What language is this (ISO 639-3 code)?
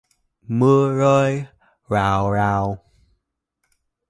vie